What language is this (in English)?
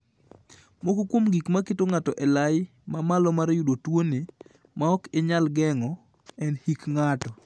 Luo (Kenya and Tanzania)